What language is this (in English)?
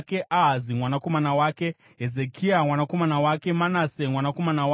Shona